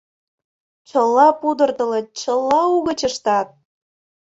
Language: Mari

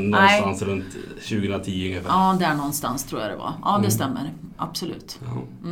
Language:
Swedish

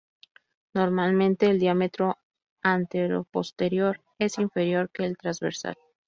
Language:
Spanish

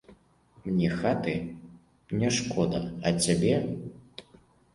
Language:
Belarusian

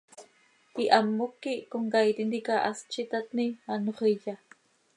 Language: Seri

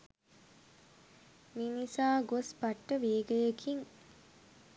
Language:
Sinhala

